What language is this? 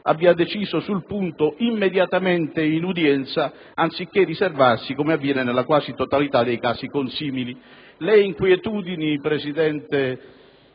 Italian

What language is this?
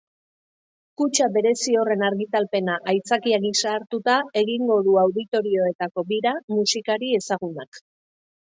Basque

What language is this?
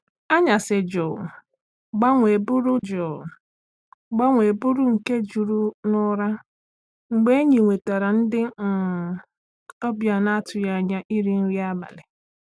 Igbo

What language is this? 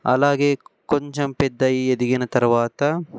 Telugu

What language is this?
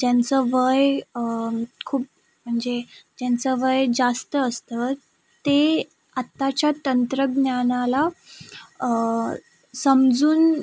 Marathi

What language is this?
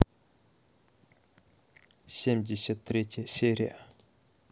Russian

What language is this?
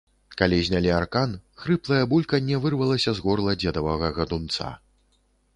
Belarusian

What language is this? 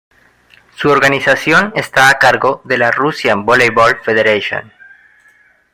Spanish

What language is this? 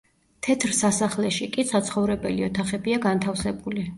Georgian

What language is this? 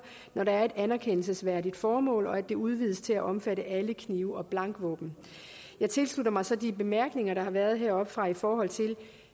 Danish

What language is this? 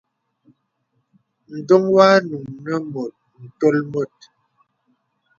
Bebele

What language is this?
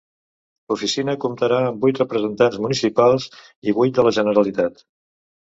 Catalan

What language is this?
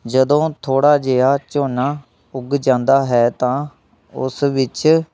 Punjabi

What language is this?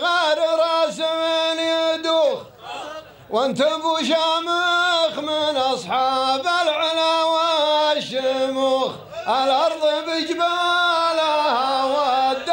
Arabic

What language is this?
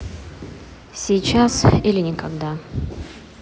Russian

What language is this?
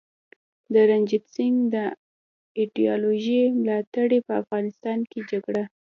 Pashto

